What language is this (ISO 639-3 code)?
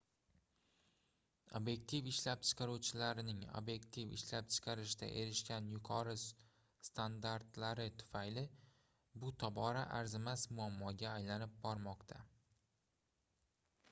uzb